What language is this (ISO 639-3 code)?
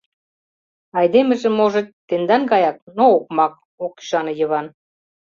chm